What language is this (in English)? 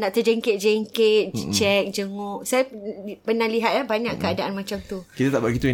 Malay